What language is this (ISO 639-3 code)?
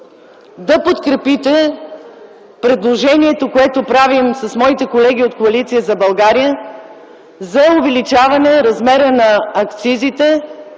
bul